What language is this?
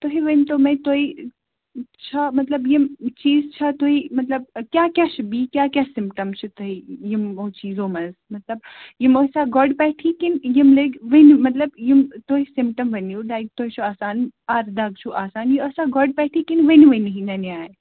Kashmiri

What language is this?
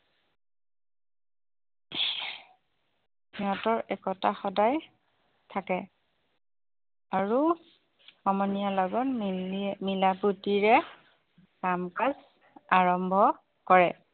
Assamese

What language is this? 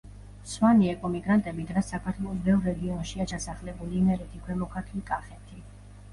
Georgian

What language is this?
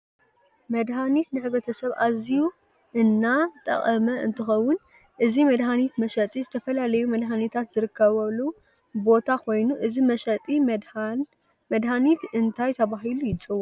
Tigrinya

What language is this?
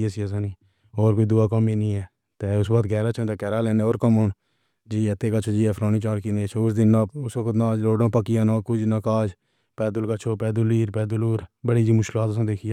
Pahari-Potwari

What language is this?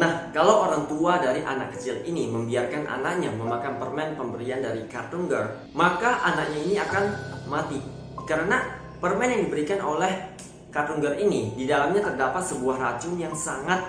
Indonesian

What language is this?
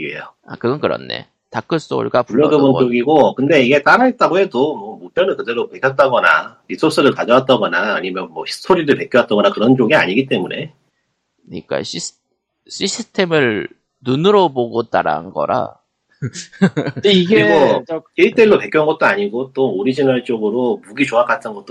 Korean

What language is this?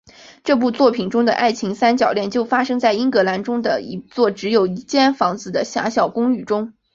Chinese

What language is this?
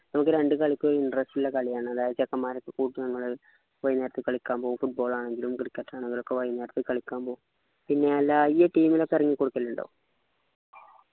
Malayalam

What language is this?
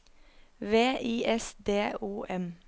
Norwegian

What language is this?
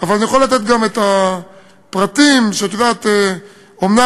Hebrew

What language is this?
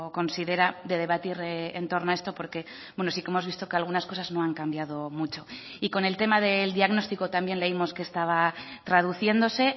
Spanish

